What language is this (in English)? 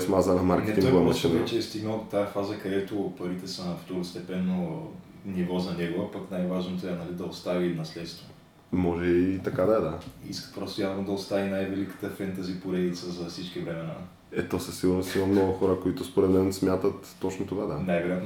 Bulgarian